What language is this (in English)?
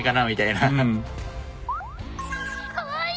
Japanese